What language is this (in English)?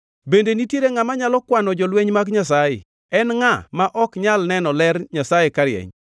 Luo (Kenya and Tanzania)